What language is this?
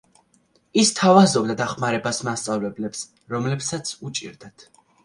Georgian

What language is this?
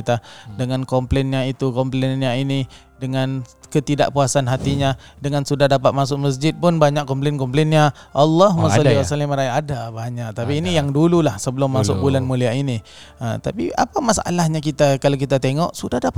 Malay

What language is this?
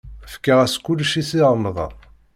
Kabyle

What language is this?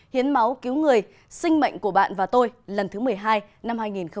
Vietnamese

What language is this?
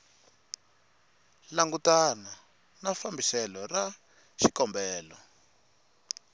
Tsonga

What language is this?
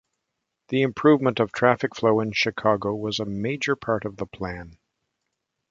English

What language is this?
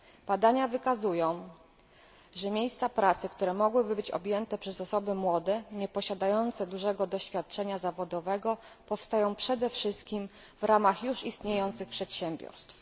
Polish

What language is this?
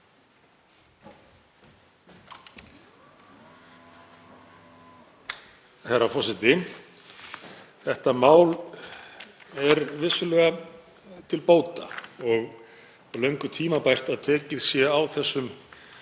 Icelandic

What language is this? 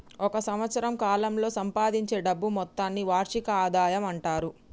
Telugu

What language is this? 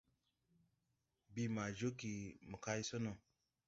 Tupuri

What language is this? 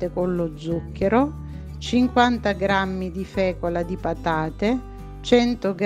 Italian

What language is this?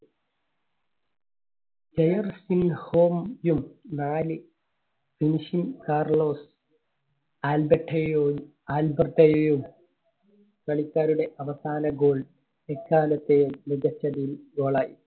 Malayalam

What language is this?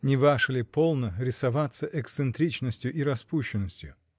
Russian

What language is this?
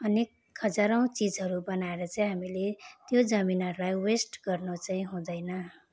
Nepali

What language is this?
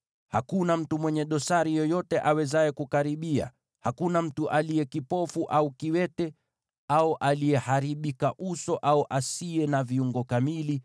Swahili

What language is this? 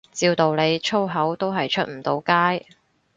Cantonese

